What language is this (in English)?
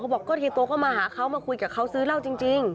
Thai